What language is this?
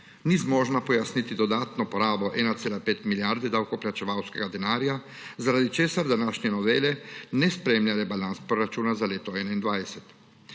Slovenian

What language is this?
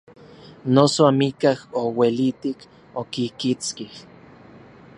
Orizaba Nahuatl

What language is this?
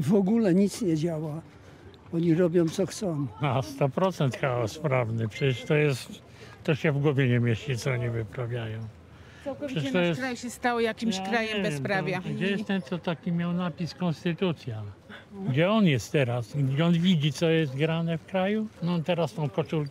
Polish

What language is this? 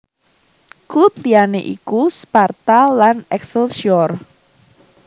Javanese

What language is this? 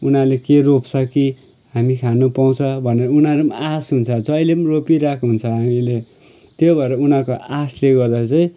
Nepali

